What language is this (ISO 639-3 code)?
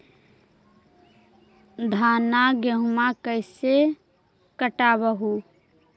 mag